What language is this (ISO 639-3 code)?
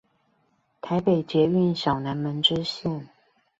zho